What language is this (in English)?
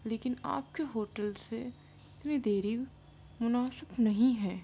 Urdu